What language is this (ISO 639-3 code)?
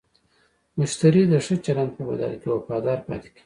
pus